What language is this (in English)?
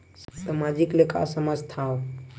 Chhattisgarhi